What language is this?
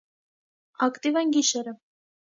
Armenian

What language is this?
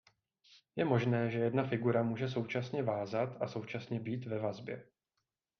Czech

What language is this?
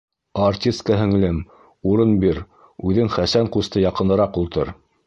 Bashkir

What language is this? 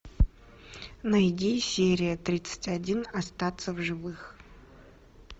Russian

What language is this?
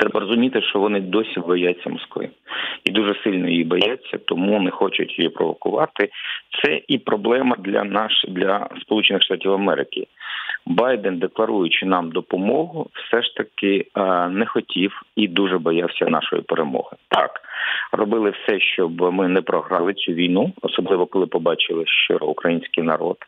Ukrainian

